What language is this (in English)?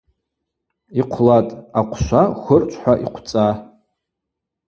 Abaza